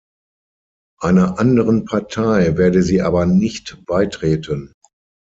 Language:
German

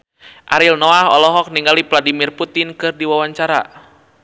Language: Sundanese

